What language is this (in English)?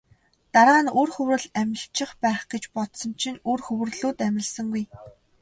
Mongolian